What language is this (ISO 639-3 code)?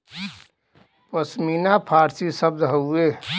bho